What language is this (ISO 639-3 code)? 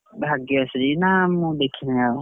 ori